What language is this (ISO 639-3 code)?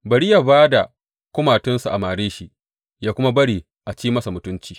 hau